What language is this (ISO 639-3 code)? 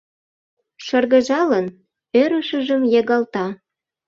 chm